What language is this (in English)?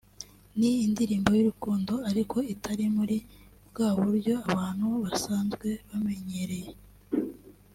Kinyarwanda